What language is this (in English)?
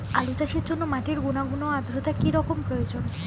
Bangla